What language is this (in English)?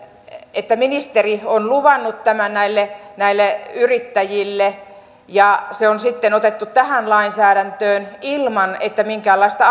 Finnish